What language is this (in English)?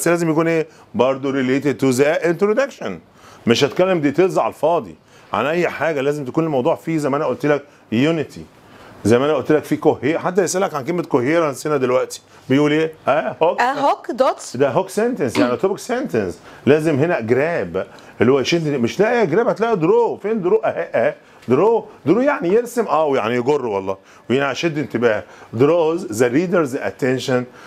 Arabic